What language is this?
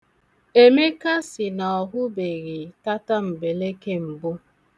Igbo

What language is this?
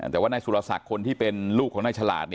Thai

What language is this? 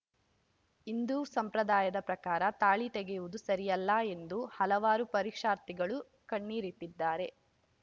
Kannada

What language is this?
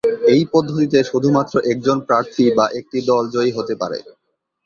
Bangla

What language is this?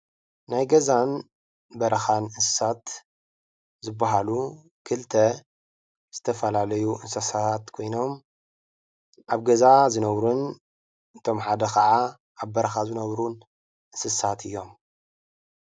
Tigrinya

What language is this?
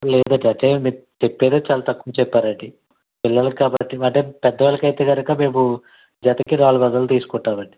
Telugu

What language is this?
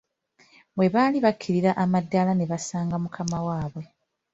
Ganda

